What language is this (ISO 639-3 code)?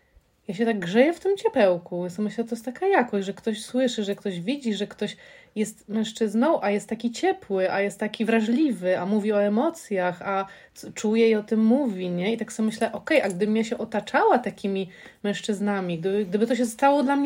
pol